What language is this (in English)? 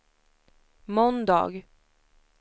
Swedish